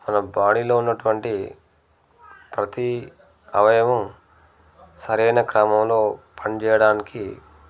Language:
Telugu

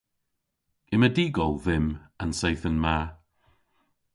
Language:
Cornish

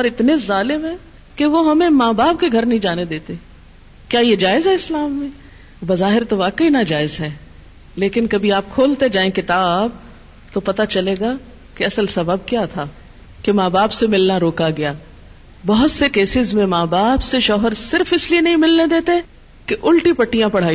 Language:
Urdu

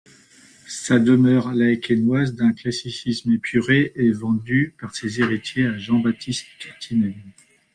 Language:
French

